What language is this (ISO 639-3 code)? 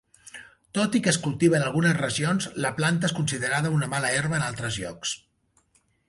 cat